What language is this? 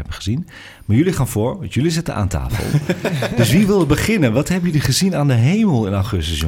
Dutch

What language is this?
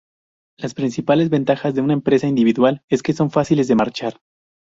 Spanish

